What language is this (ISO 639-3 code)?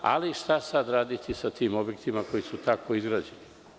srp